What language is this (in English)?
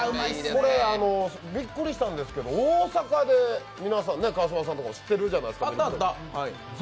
Japanese